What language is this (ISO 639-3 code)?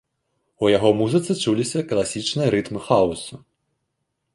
bel